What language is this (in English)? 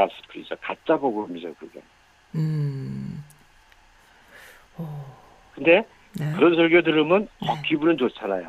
Korean